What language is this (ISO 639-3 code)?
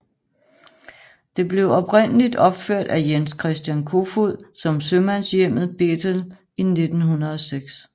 dan